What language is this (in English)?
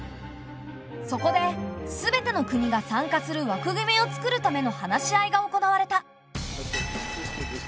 Japanese